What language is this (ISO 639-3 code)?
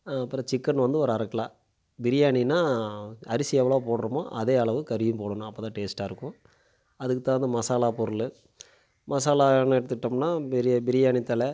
tam